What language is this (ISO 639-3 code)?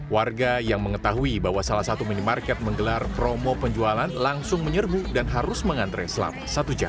ind